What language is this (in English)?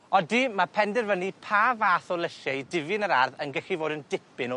Welsh